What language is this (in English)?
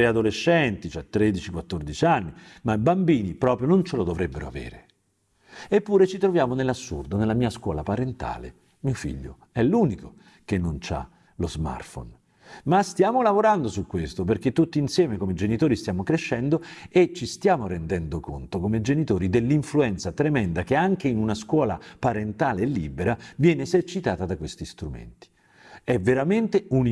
Italian